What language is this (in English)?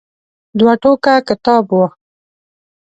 Pashto